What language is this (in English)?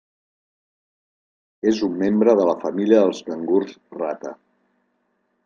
Catalan